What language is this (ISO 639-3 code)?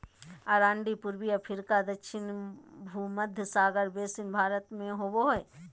mag